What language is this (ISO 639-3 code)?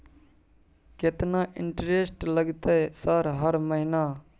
mai